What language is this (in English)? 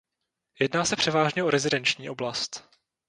Czech